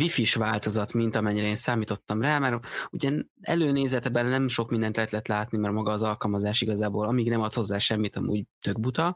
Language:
Hungarian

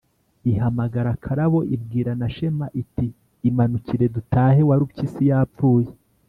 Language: Kinyarwanda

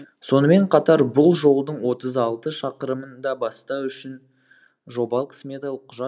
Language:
Kazakh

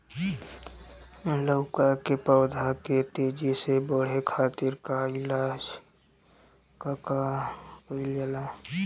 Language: Bhojpuri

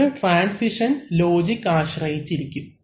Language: Malayalam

